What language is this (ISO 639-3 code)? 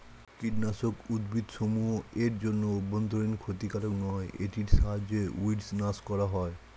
ben